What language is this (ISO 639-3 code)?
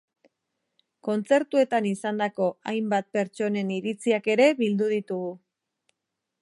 eus